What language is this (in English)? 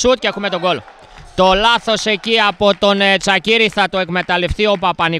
Greek